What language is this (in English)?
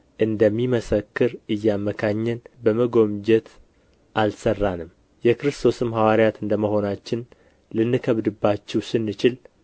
Amharic